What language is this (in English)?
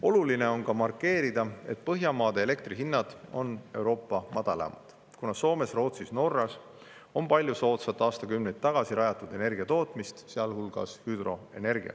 Estonian